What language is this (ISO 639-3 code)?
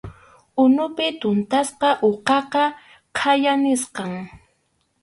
qxu